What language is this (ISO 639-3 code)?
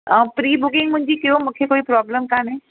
snd